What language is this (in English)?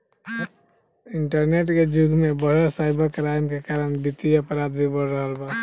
Bhojpuri